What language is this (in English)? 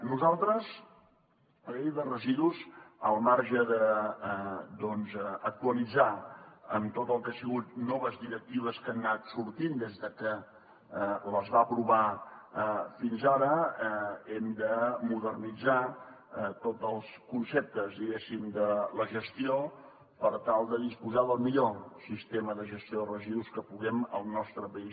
Catalan